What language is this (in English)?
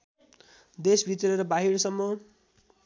Nepali